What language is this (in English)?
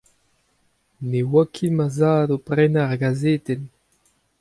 Breton